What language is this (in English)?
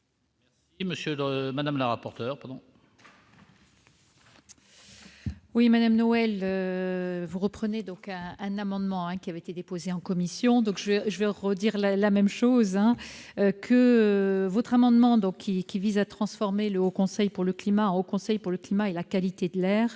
French